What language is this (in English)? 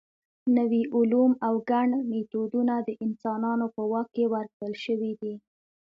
Pashto